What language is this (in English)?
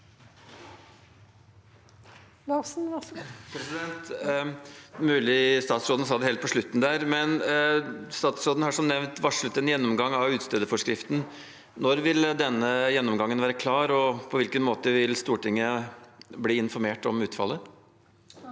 Norwegian